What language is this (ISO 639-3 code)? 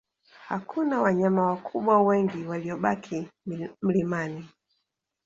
swa